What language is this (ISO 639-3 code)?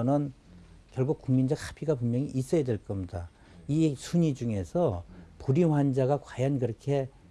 kor